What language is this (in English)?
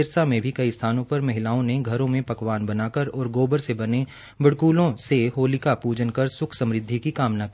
Hindi